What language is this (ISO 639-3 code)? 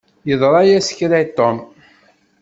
kab